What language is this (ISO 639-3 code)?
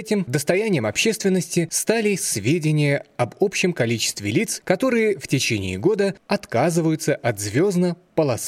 rus